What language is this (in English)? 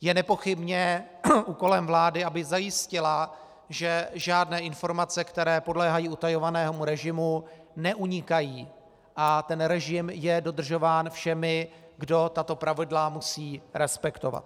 Czech